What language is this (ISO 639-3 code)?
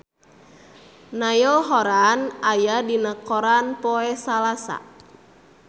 sun